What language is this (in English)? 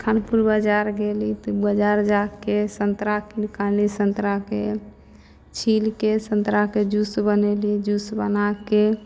Maithili